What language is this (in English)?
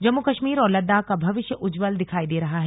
Hindi